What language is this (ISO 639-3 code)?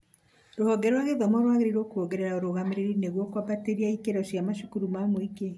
kik